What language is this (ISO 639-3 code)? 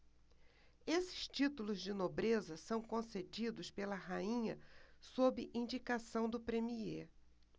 por